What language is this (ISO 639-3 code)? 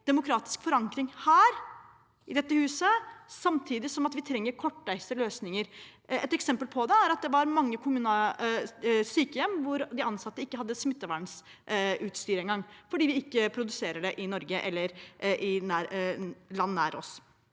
nor